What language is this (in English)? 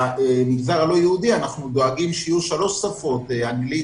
Hebrew